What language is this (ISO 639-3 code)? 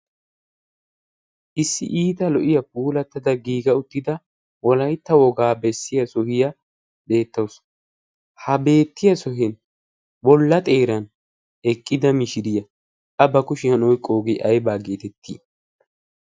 wal